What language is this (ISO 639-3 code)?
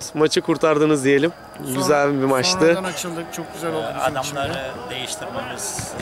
tur